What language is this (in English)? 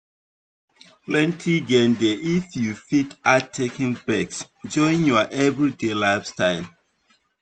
Nigerian Pidgin